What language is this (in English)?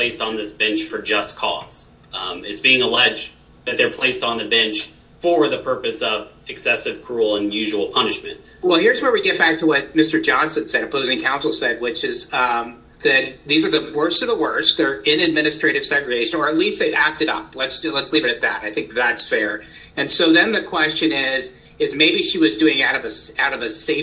English